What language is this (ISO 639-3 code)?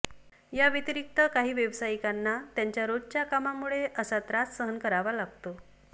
mar